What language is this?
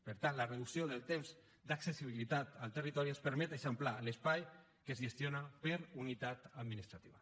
Catalan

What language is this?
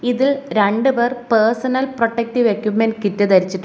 Malayalam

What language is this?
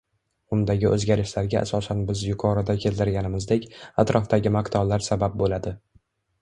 Uzbek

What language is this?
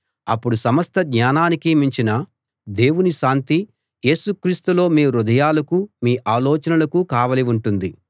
Telugu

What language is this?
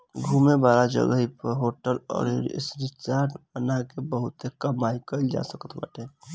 Bhojpuri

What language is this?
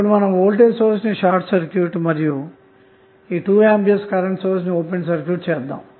Telugu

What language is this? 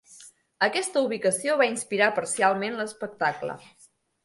Catalan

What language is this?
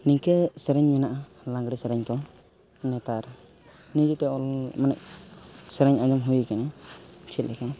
Santali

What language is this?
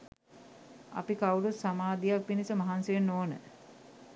Sinhala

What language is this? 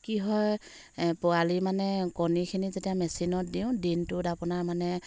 Assamese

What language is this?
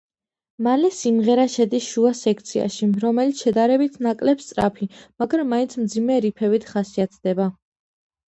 Georgian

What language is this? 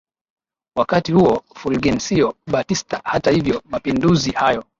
Swahili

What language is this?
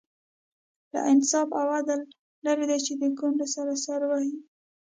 Pashto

